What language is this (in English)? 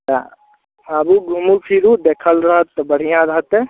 Maithili